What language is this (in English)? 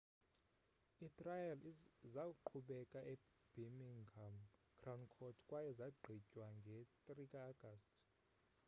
Xhosa